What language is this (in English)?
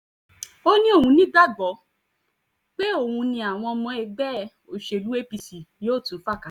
Yoruba